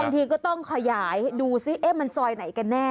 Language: Thai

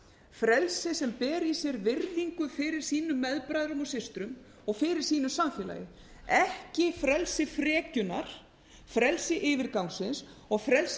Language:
Icelandic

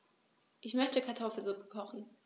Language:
German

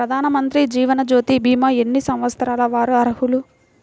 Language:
Telugu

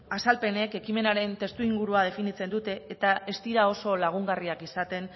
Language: Basque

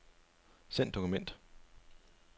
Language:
Danish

